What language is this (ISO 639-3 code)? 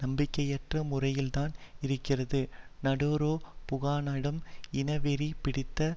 tam